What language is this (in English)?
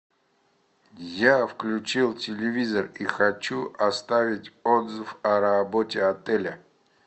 Russian